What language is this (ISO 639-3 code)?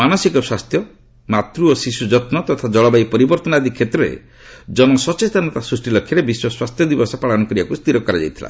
ori